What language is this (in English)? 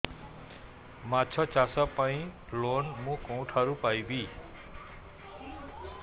Odia